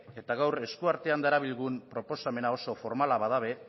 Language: Basque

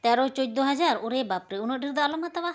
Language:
Santali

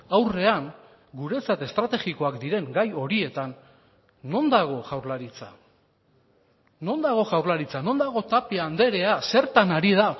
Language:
Basque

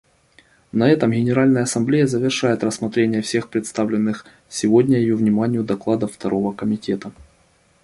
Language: Russian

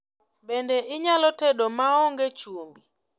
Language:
Luo (Kenya and Tanzania)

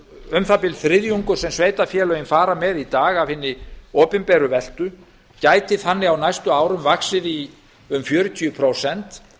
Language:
Icelandic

